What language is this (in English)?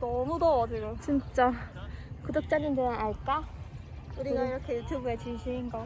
Korean